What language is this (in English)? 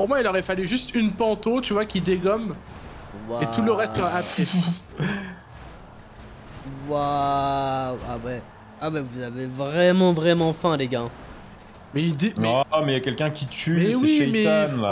French